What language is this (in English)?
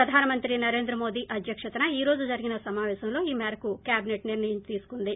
Telugu